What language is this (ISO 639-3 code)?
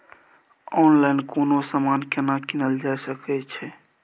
mai